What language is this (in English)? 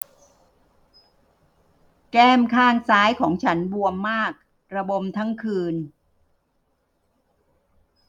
Thai